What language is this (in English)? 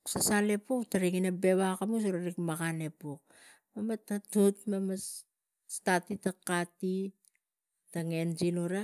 Tigak